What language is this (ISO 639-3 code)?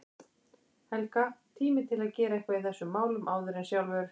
isl